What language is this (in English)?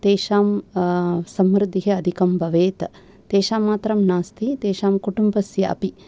Sanskrit